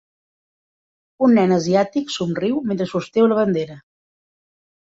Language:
Catalan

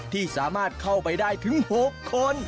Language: Thai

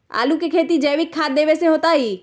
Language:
Magahi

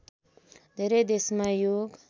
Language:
Nepali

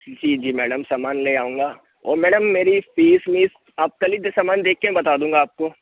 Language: Hindi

